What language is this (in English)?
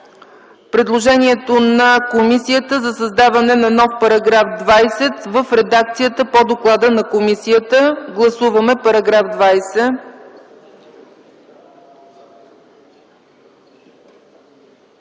Bulgarian